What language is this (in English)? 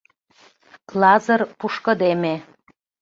Mari